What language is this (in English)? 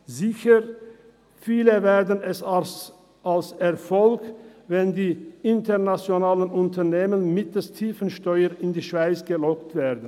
Swiss German